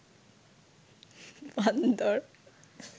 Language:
Bangla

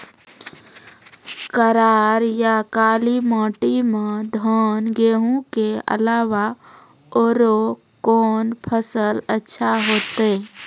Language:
Maithili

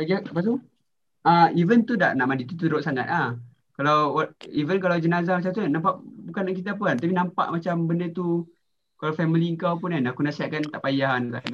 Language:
Malay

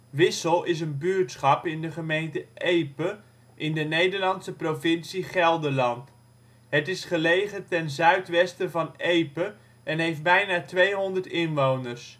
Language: Dutch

